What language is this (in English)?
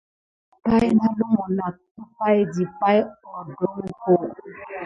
Gidar